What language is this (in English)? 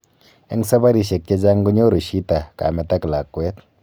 Kalenjin